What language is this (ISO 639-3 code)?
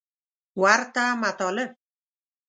pus